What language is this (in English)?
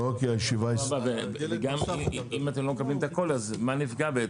Hebrew